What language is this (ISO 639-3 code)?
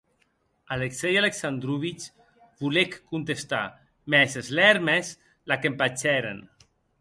oci